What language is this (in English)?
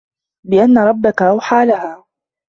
Arabic